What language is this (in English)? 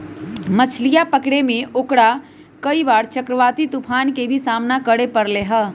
Magahi